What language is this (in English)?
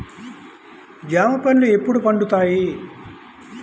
Telugu